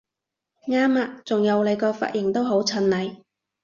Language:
Cantonese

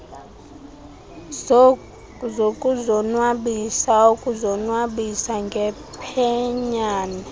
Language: Xhosa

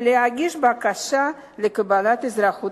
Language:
Hebrew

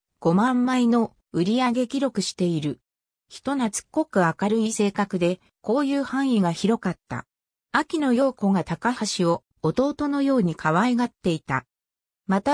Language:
Japanese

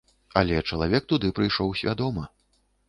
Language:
Belarusian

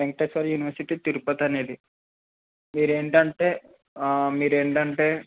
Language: Telugu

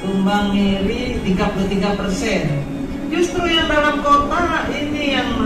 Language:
Indonesian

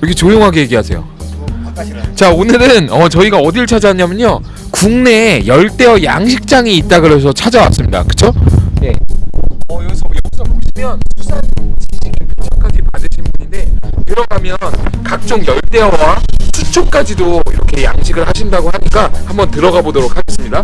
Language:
Korean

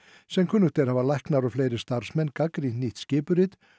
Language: Icelandic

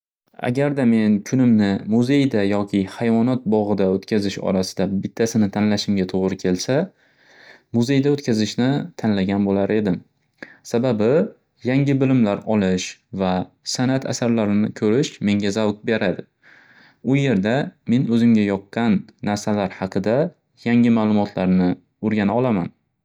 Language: Uzbek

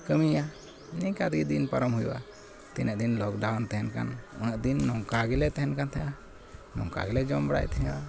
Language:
Santali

